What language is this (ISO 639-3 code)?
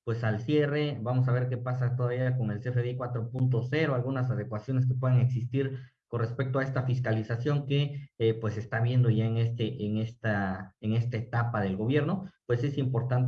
spa